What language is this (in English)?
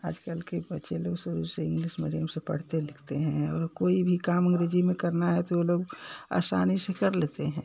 Hindi